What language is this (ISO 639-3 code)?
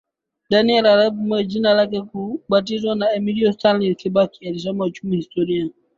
swa